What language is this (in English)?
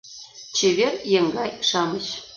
Mari